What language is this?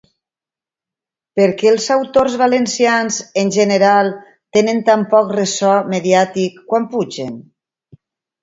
Catalan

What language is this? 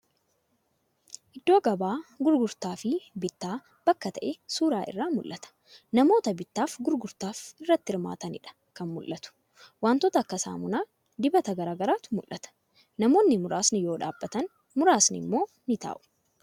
Oromo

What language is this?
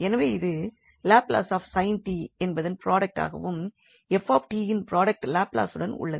Tamil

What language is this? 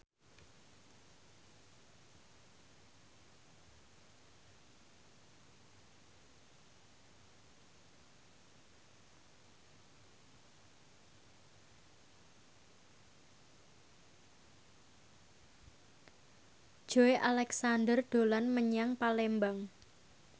Javanese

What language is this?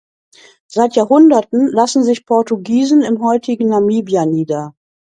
German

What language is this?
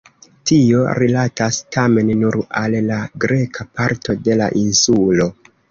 Esperanto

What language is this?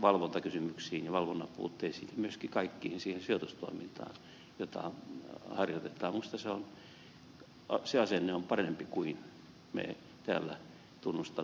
Finnish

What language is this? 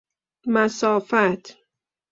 Persian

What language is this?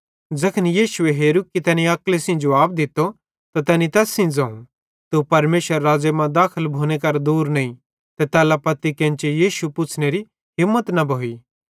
Bhadrawahi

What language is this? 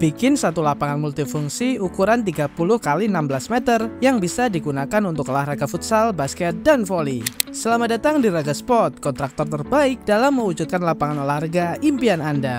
Indonesian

